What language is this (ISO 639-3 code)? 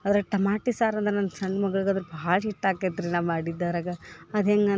kan